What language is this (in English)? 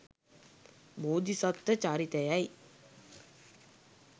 Sinhala